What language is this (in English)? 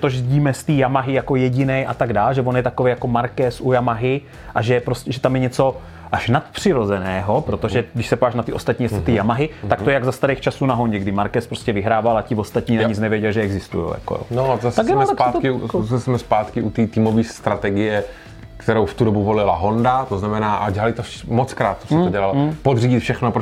Czech